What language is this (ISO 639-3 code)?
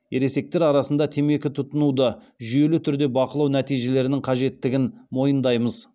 kaz